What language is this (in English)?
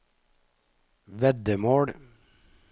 Norwegian